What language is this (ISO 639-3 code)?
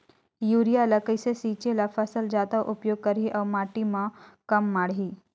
hne